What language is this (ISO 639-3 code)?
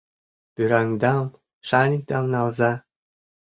chm